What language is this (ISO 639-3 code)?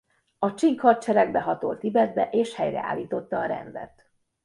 hun